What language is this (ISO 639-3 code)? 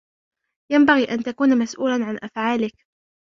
ara